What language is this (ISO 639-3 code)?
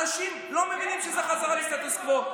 heb